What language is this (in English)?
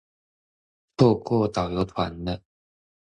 Chinese